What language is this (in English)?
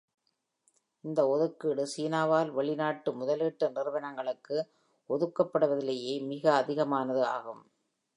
Tamil